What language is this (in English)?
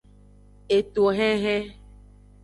Aja (Benin)